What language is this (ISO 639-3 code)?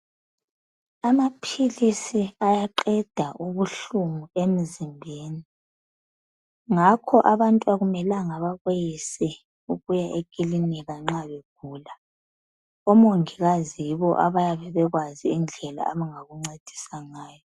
nde